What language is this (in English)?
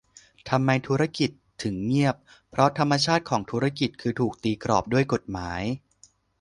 Thai